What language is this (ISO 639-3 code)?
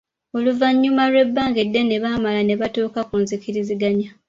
lug